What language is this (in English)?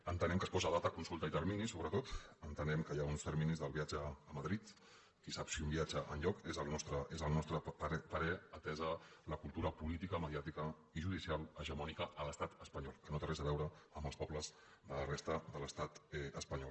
Catalan